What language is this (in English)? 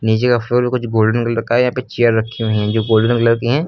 Hindi